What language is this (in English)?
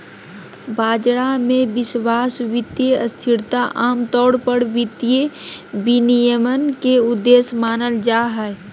Magahi